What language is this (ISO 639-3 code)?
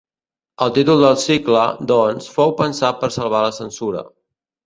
cat